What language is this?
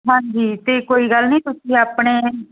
Punjabi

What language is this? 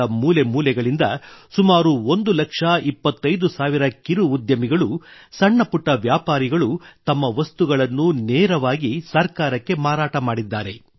Kannada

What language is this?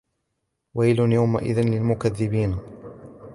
Arabic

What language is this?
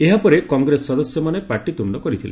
Odia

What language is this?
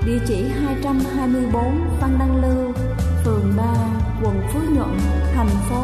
Vietnamese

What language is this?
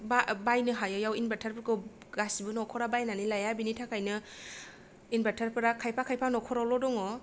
Bodo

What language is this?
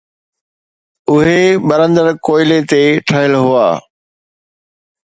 Sindhi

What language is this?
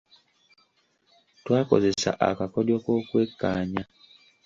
Ganda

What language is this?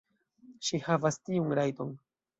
Esperanto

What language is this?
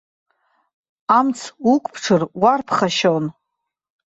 Abkhazian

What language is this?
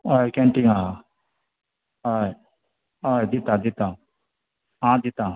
Konkani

